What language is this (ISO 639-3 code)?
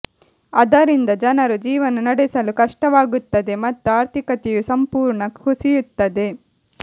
kan